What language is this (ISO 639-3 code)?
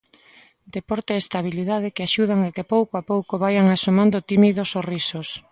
glg